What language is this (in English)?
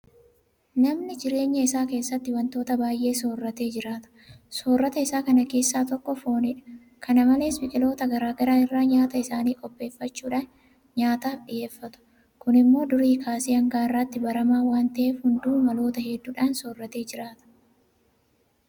Oromo